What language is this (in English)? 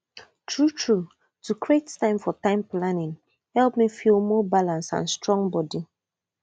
Nigerian Pidgin